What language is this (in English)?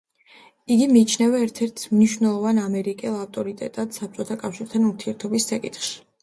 Georgian